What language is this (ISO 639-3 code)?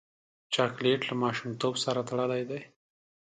pus